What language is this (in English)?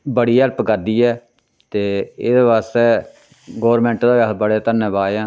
Dogri